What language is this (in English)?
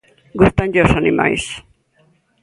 Galician